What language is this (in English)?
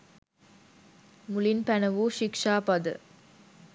Sinhala